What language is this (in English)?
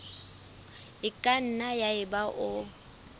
Southern Sotho